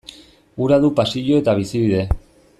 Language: Basque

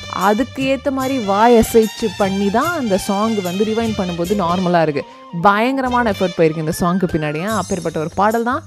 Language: Tamil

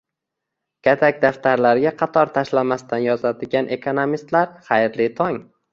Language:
Uzbek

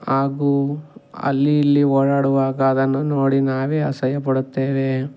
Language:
Kannada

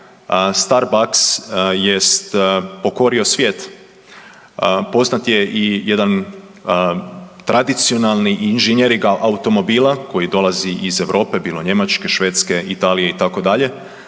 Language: Croatian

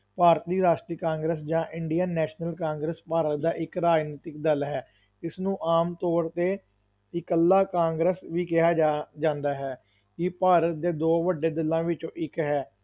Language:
Punjabi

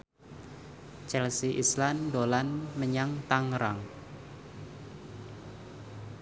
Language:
Javanese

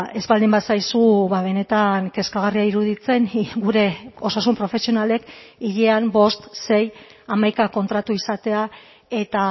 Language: Basque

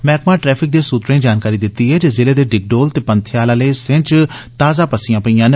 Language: Dogri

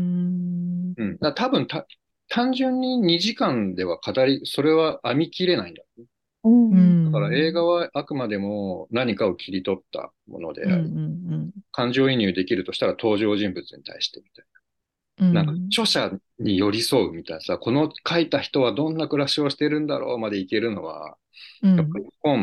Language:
Japanese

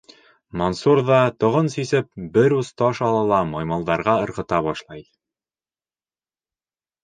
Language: Bashkir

